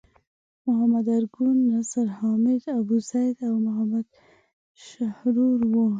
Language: Pashto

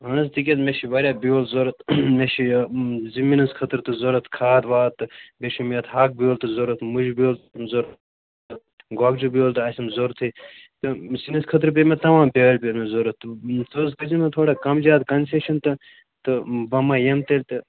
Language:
Kashmiri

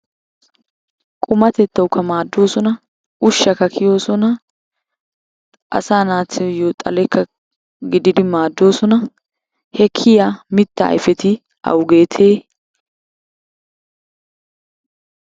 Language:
Wolaytta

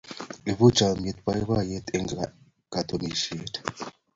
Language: Kalenjin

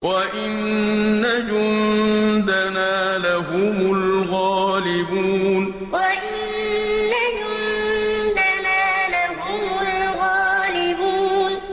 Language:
Arabic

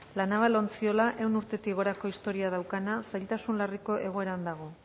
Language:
Basque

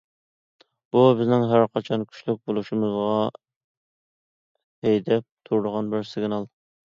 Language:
Uyghur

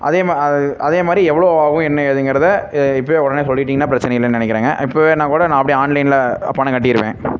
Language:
Tamil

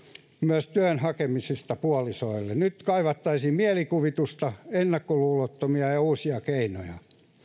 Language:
Finnish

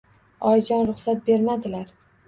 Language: Uzbek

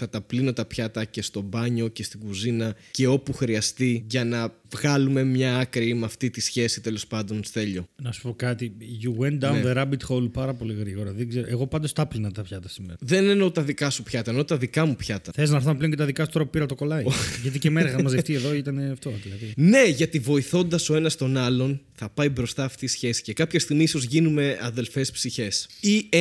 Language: Greek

